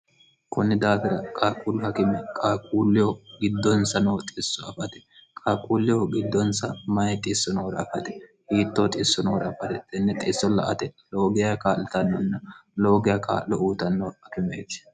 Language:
Sidamo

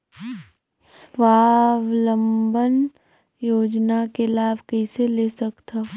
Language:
Chhattisgarhi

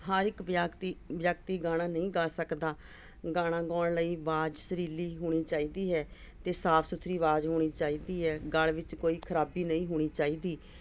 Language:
Punjabi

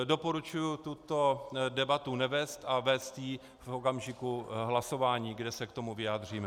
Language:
Czech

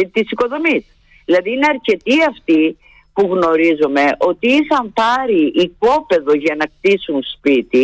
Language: Greek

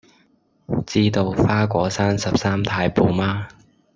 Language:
Cantonese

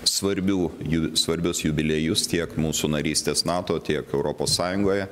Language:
Lithuanian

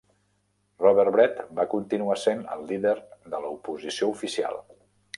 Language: Catalan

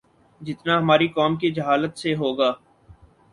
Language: Urdu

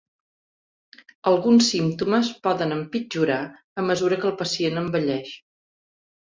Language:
Catalan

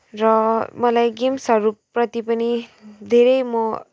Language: Nepali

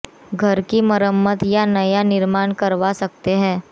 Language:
Hindi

